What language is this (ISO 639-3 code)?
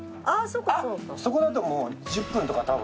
jpn